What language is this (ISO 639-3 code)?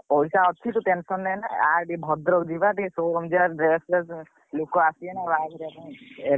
ori